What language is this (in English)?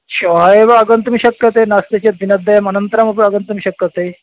Sanskrit